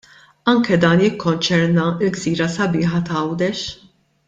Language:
Maltese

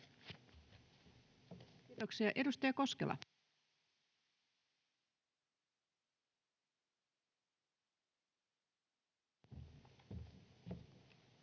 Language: Finnish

